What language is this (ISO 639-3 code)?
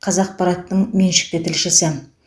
kaz